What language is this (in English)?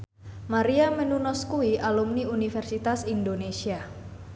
Javanese